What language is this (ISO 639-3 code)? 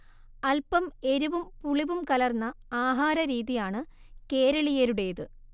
mal